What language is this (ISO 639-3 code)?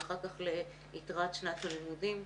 heb